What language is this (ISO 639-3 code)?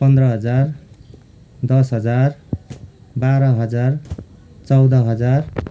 nep